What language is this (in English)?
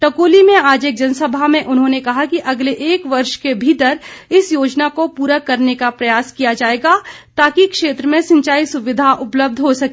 Hindi